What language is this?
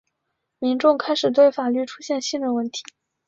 Chinese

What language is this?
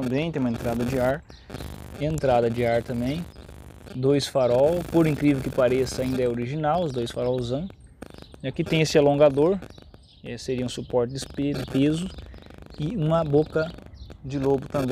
Portuguese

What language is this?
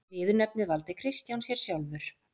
Icelandic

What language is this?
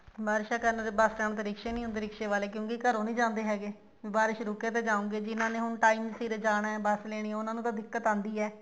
Punjabi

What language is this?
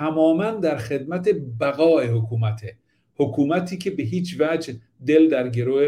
Persian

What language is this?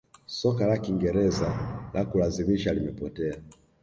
Swahili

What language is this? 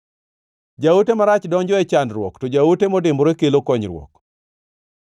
Luo (Kenya and Tanzania)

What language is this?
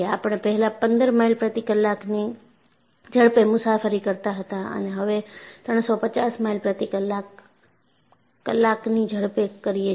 Gujarati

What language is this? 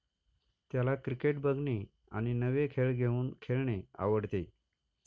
Marathi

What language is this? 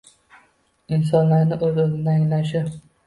Uzbek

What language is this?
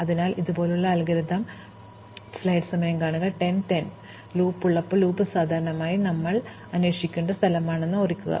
Malayalam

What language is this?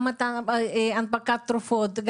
Hebrew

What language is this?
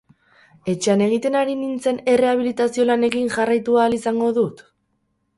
Basque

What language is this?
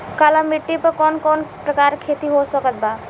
Bhojpuri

